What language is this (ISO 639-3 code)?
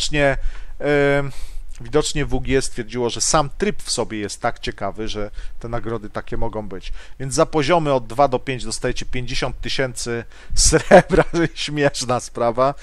pol